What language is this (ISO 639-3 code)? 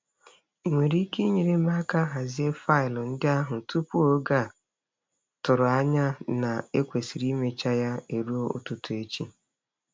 ibo